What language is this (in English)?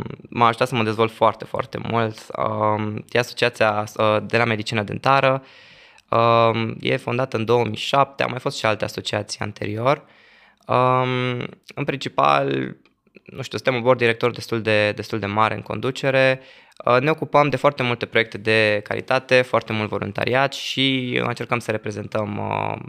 Romanian